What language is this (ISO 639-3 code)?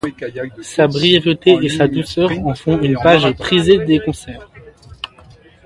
fra